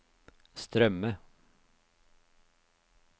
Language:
Norwegian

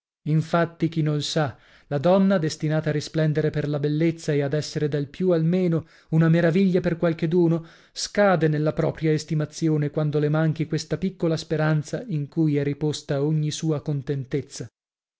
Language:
Italian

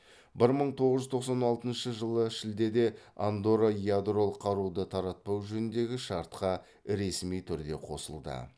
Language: Kazakh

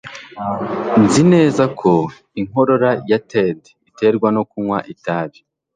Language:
Kinyarwanda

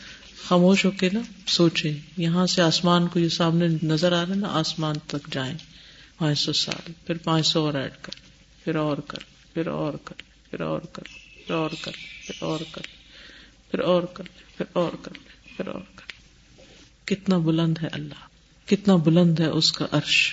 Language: Urdu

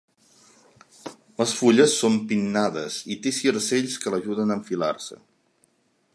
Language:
Catalan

